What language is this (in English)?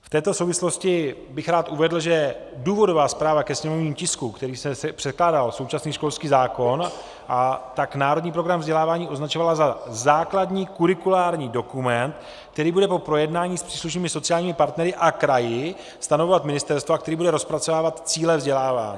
Czech